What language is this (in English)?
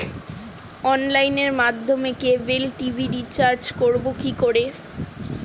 Bangla